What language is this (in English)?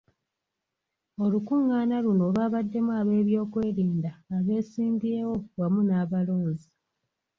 Ganda